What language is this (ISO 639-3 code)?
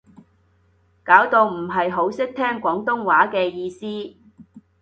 yue